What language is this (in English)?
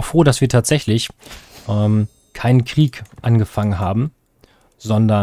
German